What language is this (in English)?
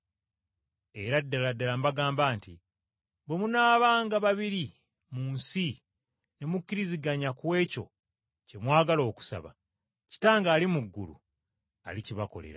Ganda